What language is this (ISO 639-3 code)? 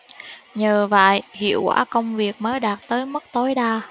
vie